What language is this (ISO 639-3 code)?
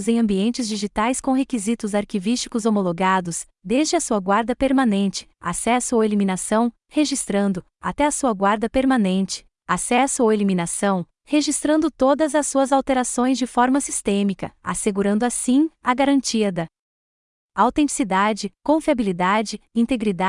por